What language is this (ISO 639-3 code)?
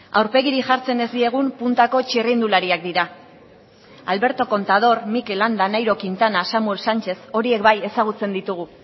eus